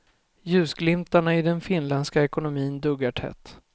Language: Swedish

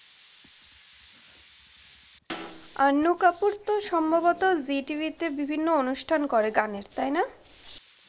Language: Bangla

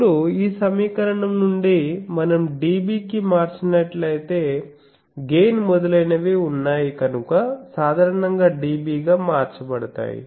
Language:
Telugu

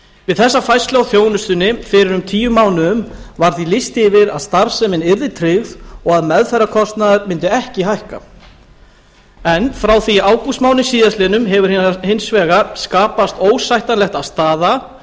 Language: Icelandic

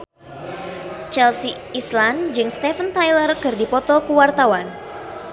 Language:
Sundanese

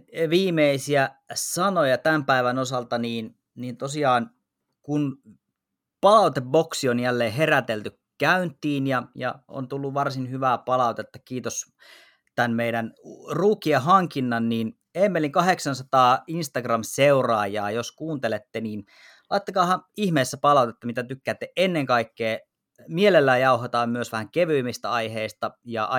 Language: Finnish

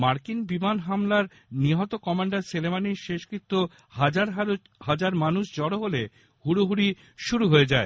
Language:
Bangla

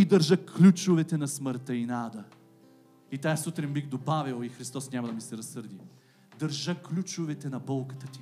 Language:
Bulgarian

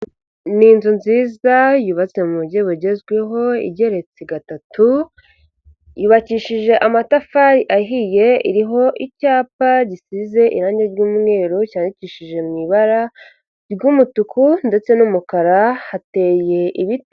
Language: Kinyarwanda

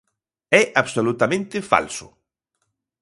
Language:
Galician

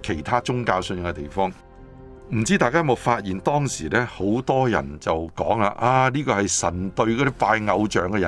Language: Chinese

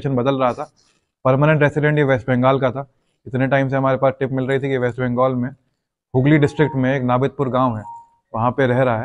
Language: Hindi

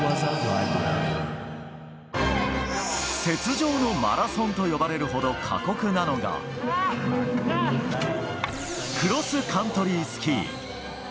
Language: Japanese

